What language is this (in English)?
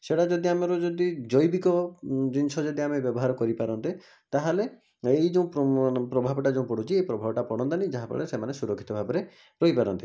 Odia